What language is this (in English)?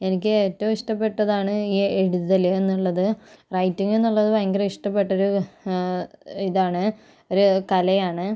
Malayalam